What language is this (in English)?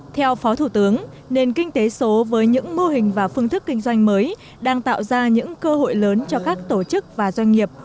Vietnamese